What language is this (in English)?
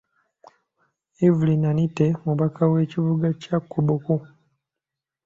Ganda